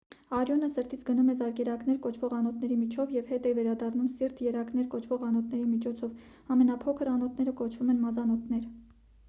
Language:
Armenian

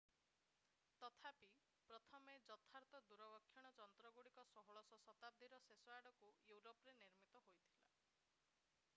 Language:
Odia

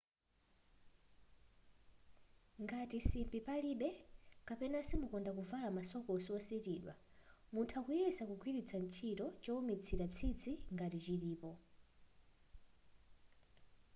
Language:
Nyanja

